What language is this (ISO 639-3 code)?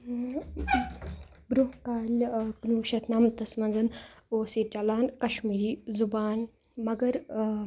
kas